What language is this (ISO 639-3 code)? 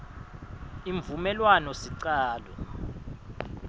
ssw